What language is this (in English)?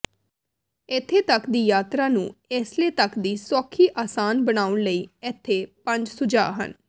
Punjabi